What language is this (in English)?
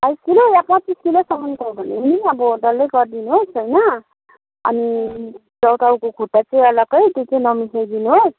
Nepali